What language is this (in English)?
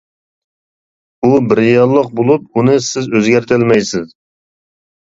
Uyghur